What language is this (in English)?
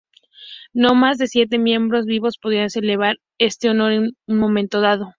Spanish